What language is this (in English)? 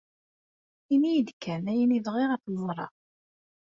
Kabyle